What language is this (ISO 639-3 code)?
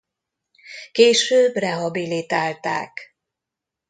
hun